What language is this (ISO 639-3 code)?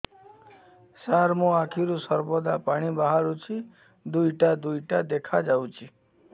ori